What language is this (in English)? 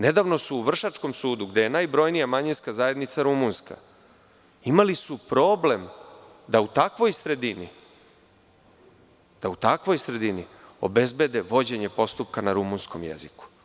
Serbian